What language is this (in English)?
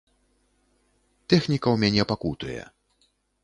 Belarusian